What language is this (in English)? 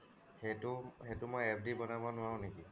Assamese